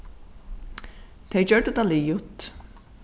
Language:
Faroese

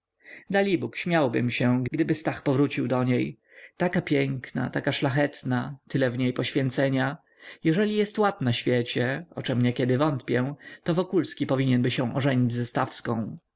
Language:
Polish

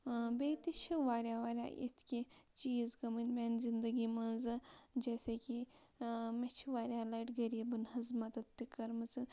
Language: Kashmiri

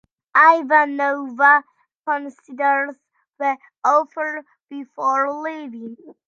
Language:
English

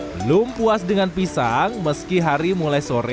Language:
Indonesian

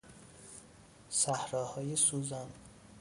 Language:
Persian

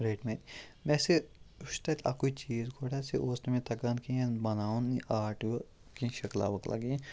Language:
Kashmiri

